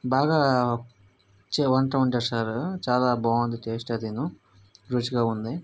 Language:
Telugu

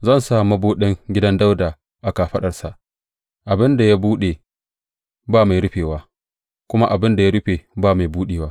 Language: Hausa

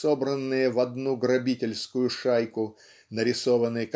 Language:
Russian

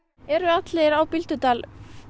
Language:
Icelandic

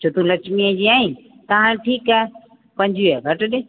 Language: Sindhi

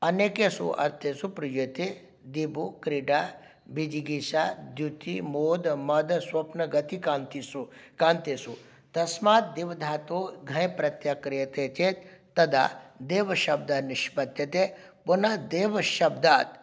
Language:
Sanskrit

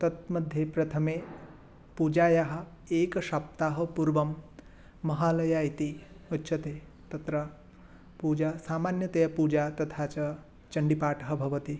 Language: Sanskrit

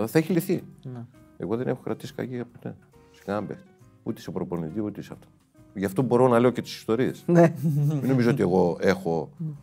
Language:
Greek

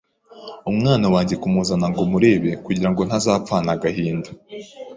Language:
Kinyarwanda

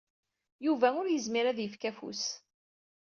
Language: Kabyle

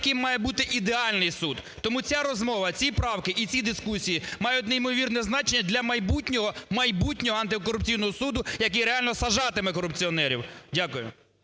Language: Ukrainian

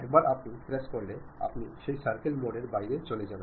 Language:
Bangla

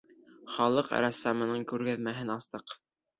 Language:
Bashkir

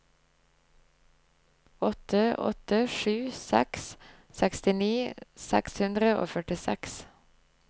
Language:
Norwegian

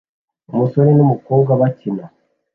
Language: Kinyarwanda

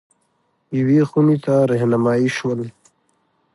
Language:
Pashto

